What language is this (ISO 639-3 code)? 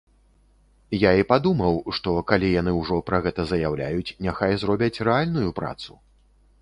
bel